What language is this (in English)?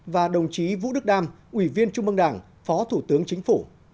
Vietnamese